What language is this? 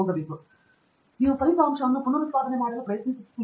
Kannada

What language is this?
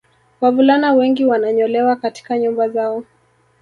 Swahili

